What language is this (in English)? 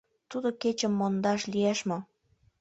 Mari